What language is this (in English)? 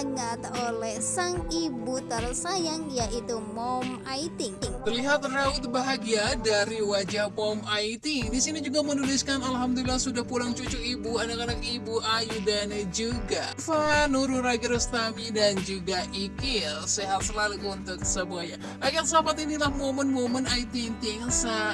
Indonesian